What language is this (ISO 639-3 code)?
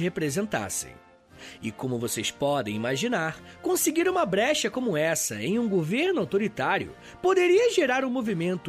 por